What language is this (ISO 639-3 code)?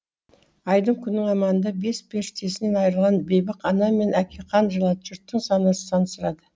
kaz